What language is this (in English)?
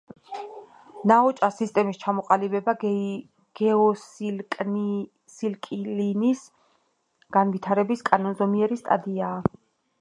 Georgian